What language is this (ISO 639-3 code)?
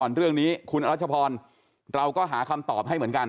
tha